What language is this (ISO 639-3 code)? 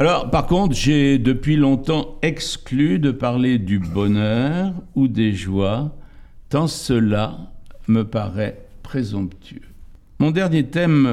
fra